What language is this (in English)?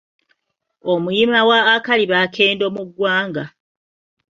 Ganda